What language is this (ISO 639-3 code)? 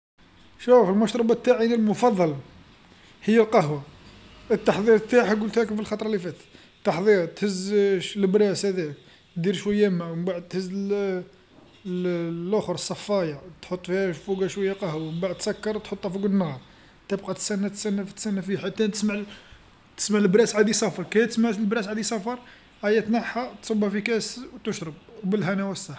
arq